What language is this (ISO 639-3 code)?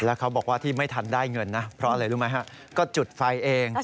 tha